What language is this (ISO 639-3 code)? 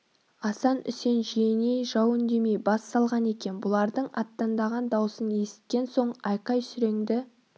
kaz